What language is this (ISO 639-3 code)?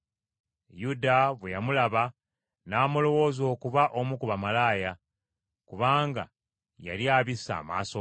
lug